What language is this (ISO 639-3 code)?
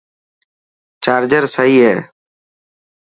mki